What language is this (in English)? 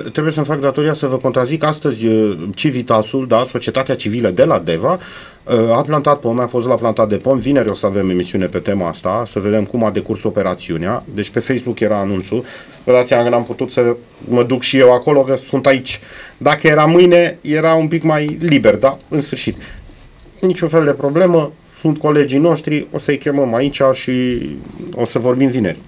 Romanian